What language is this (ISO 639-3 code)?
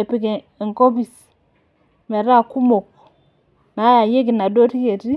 mas